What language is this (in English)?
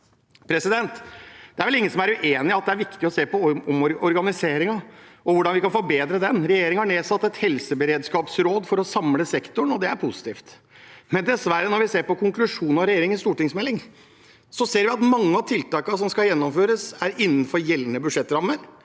Norwegian